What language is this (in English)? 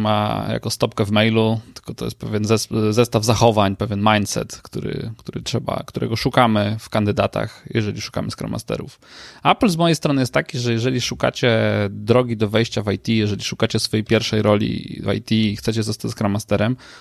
Polish